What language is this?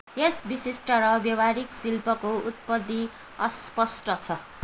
Nepali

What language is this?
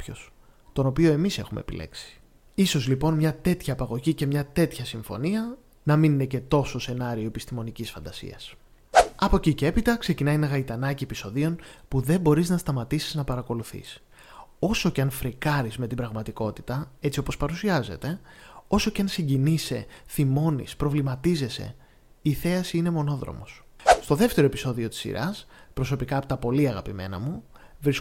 Greek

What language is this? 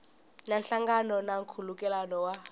Tsonga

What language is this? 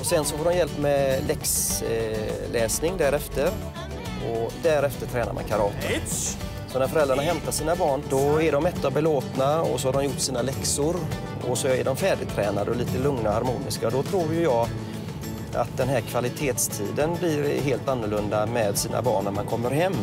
Swedish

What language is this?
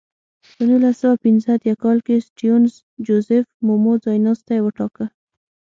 Pashto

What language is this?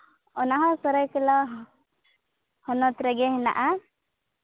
Santali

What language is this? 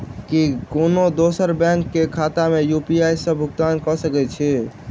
Maithili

